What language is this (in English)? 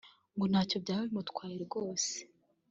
Kinyarwanda